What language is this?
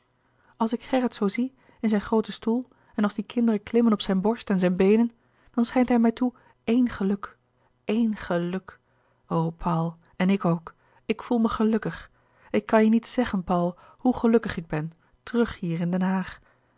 Dutch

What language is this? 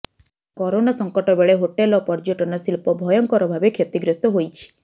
Odia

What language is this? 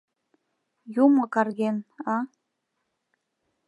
Mari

